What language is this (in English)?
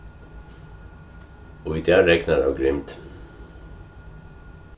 Faroese